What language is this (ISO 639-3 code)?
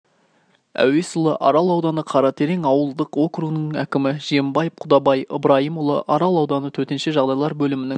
kaz